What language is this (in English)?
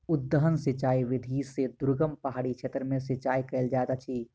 Maithili